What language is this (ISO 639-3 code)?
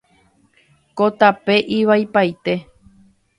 grn